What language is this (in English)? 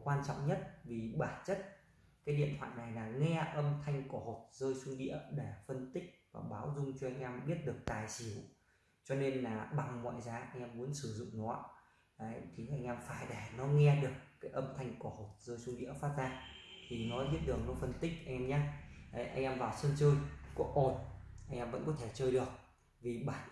Vietnamese